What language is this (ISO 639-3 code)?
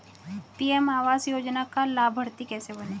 hin